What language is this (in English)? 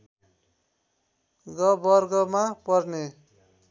Nepali